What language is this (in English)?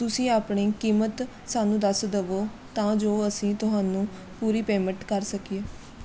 Punjabi